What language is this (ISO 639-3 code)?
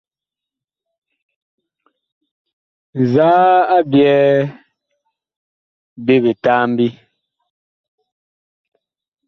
bkh